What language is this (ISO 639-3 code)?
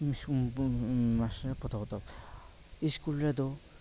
sat